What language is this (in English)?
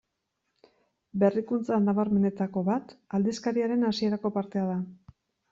Basque